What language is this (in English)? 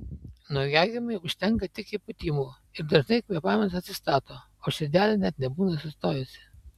Lithuanian